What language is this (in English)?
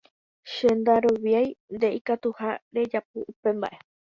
Guarani